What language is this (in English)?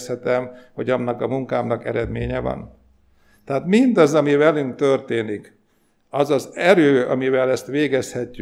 Hungarian